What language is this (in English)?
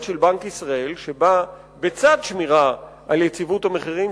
Hebrew